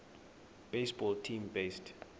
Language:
Xhosa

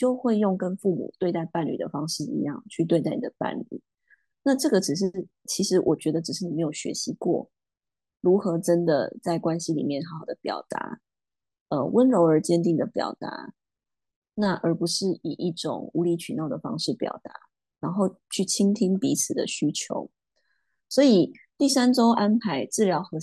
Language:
Chinese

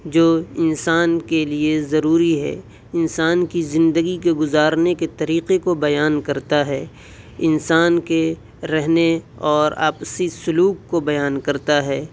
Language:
Urdu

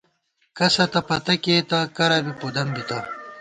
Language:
Gawar-Bati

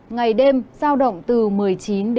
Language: Vietnamese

